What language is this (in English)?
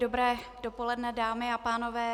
Czech